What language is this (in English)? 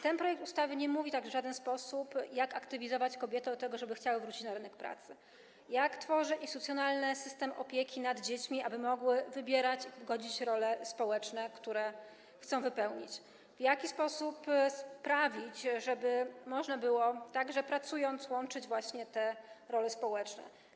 Polish